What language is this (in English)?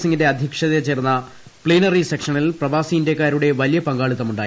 Malayalam